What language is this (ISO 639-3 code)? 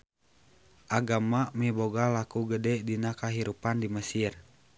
sun